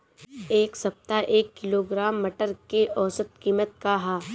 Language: Bhojpuri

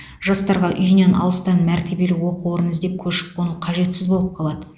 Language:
Kazakh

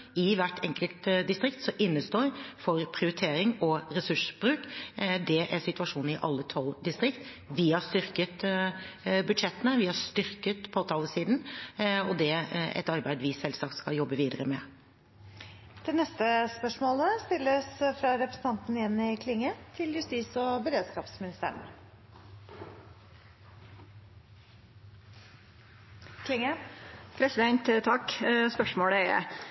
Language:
Norwegian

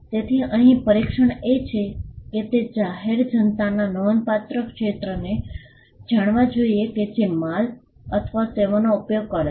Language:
Gujarati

